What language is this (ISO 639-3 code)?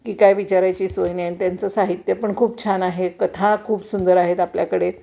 mar